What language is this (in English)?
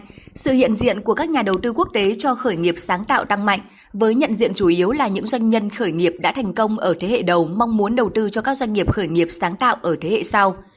Vietnamese